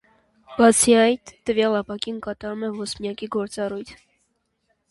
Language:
Armenian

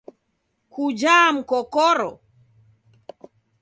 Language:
Taita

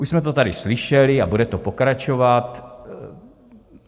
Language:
Czech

